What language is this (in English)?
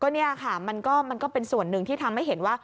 Thai